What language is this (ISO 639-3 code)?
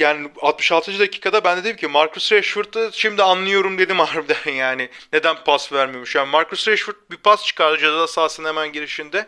tur